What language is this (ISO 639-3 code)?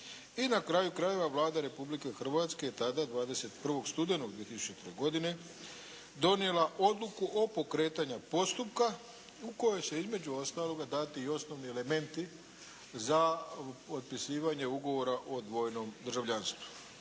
hrv